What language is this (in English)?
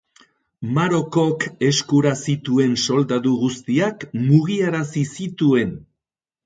Basque